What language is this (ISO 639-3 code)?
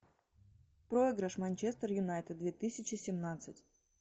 rus